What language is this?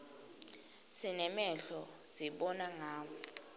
Swati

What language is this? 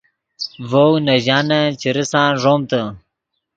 Yidgha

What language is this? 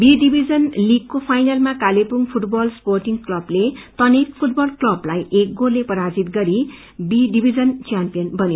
Nepali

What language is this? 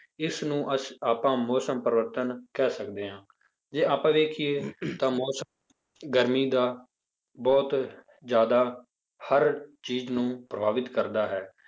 Punjabi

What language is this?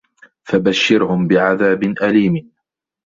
Arabic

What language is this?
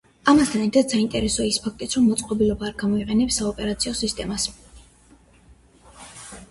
Georgian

